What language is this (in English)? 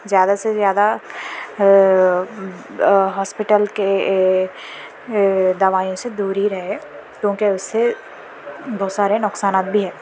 Urdu